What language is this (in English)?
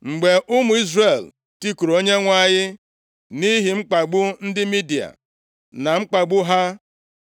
Igbo